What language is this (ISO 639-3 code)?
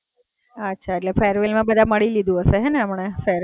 guj